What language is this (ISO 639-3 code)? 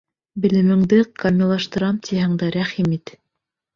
bak